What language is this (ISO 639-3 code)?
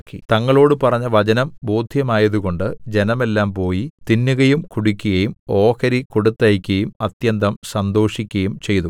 mal